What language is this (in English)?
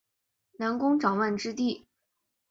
Chinese